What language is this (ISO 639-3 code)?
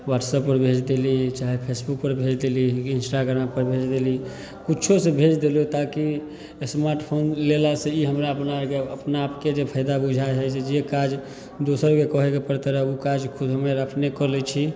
mai